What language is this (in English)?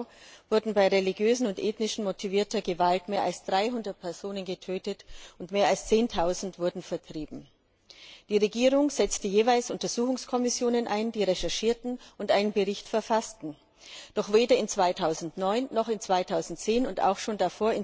German